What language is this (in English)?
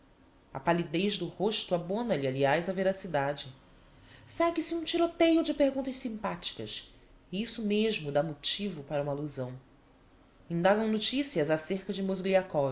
Portuguese